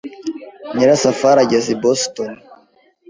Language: Kinyarwanda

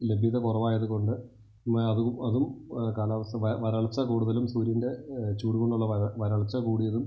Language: Malayalam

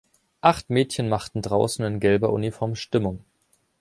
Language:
German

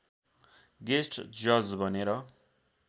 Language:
Nepali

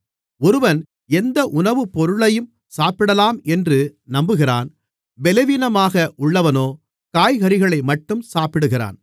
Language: Tamil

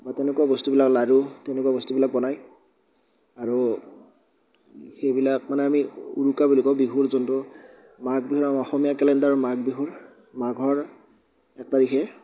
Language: Assamese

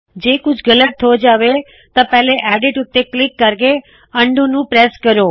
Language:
Punjabi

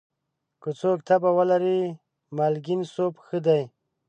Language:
Pashto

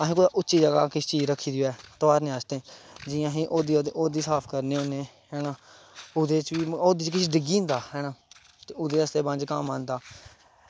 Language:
Dogri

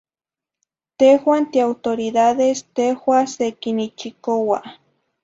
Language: Zacatlán-Ahuacatlán-Tepetzintla Nahuatl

